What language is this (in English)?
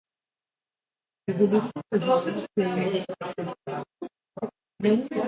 Slovenian